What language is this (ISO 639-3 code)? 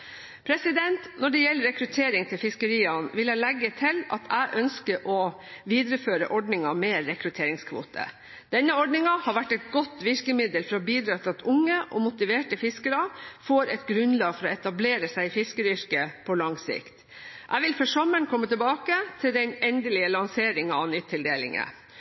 nob